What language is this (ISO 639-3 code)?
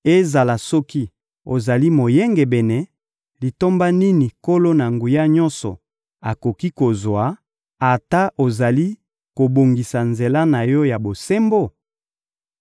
lin